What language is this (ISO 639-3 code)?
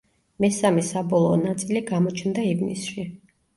kat